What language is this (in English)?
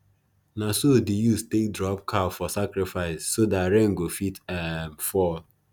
Nigerian Pidgin